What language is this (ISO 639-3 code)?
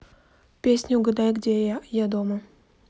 rus